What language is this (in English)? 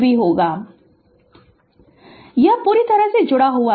Hindi